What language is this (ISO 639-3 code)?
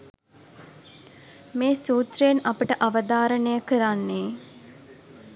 sin